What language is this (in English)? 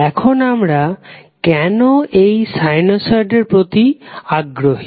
Bangla